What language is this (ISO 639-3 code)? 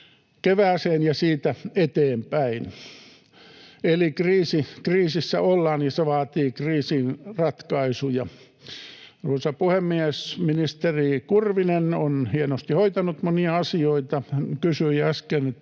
fin